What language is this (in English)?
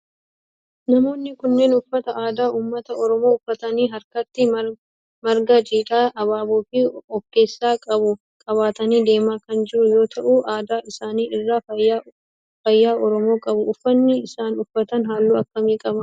Oromo